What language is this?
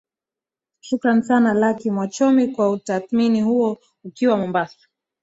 Swahili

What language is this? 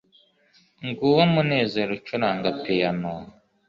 Kinyarwanda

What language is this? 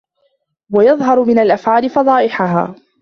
Arabic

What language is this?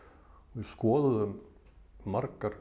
Icelandic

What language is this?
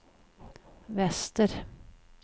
Swedish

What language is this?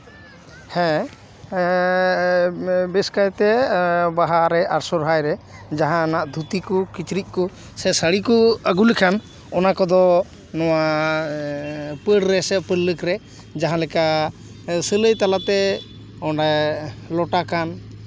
Santali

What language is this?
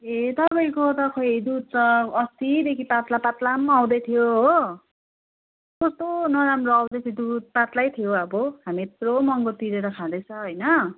Nepali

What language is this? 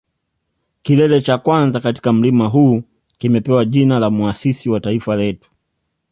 Swahili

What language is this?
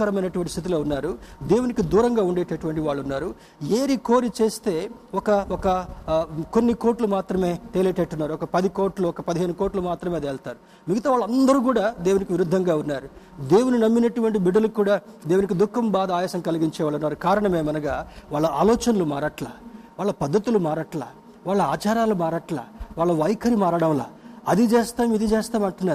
Telugu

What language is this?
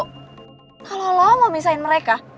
Indonesian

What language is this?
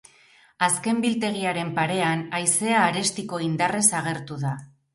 Basque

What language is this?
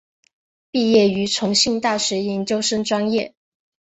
Chinese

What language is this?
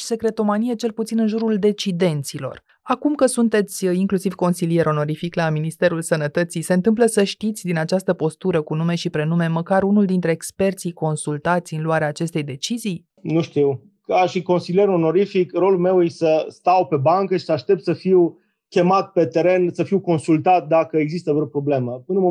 Romanian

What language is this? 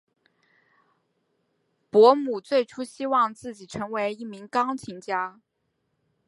Chinese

